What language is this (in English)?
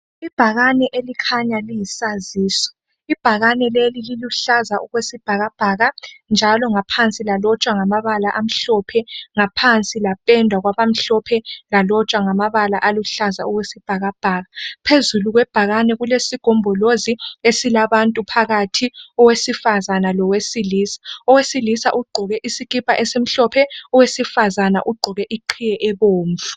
North Ndebele